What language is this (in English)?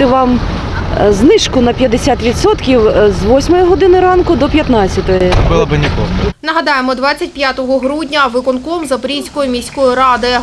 Ukrainian